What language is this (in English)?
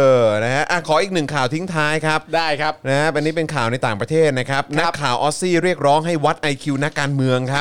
Thai